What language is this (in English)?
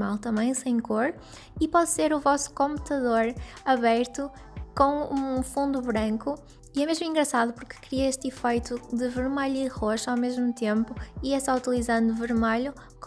Portuguese